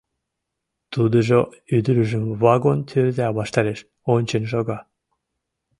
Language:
Mari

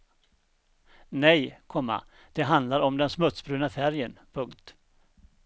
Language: Swedish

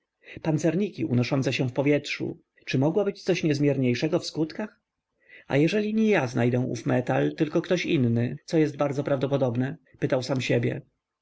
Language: Polish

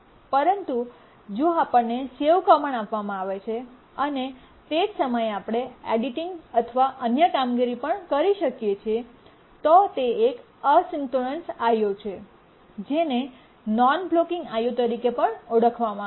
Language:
Gujarati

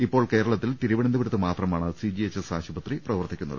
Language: Malayalam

